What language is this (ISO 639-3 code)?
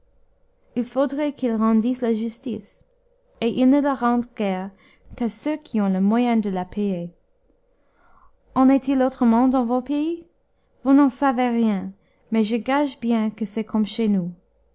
fra